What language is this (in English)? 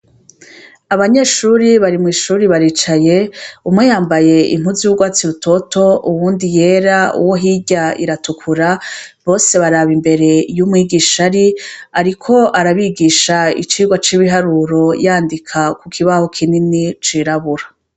Rundi